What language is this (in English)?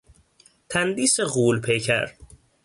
Persian